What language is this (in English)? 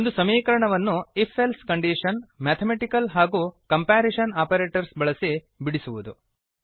Kannada